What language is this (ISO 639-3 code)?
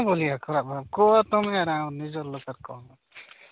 ori